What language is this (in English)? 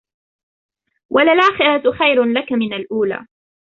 Arabic